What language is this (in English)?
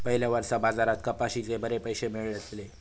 Marathi